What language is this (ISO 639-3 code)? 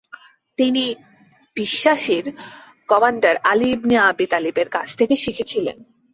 ben